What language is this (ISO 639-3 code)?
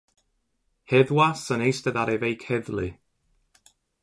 cym